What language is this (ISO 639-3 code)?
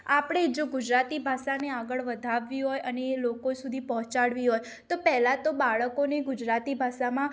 guj